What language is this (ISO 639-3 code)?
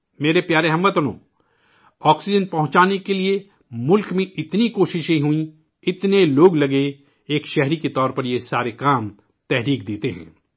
urd